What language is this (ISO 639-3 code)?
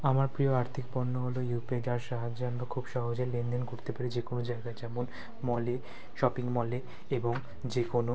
ben